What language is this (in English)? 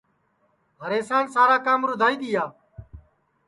Sansi